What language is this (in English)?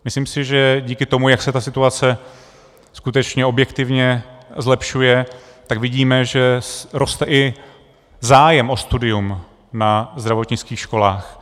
Czech